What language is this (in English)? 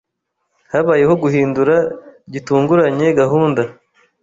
Kinyarwanda